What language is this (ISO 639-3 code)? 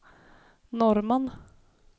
swe